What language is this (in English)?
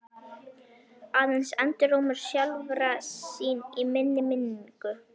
Icelandic